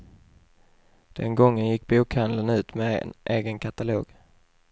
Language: Swedish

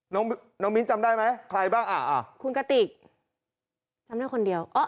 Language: Thai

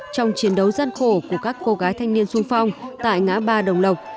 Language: Vietnamese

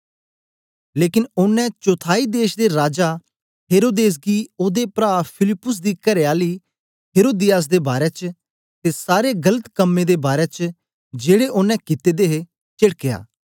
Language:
Dogri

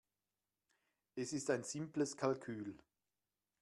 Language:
German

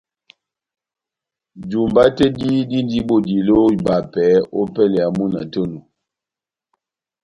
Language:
Batanga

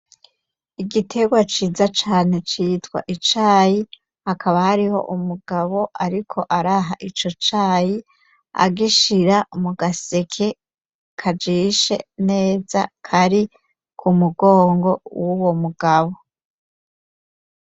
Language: Rundi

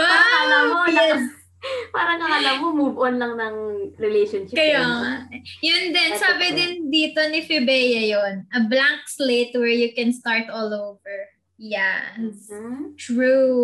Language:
Filipino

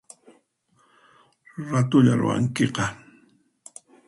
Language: Puno Quechua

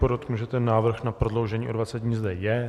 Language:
Czech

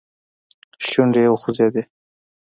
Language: Pashto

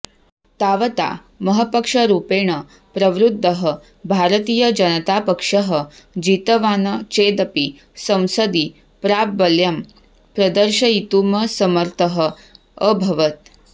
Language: Sanskrit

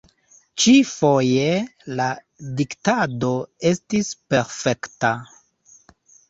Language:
Esperanto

